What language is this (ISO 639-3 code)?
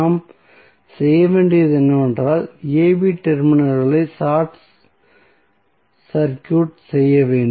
tam